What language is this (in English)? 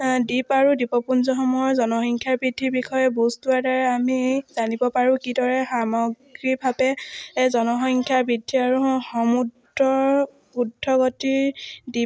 Assamese